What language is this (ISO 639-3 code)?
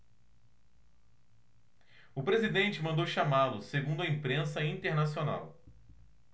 por